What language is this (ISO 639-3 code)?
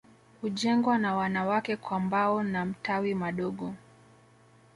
swa